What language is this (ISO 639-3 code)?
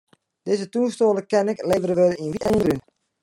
fry